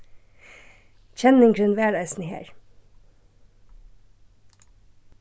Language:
Faroese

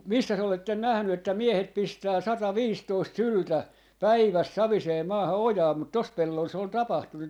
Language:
Finnish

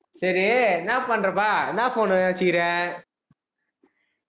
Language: Tamil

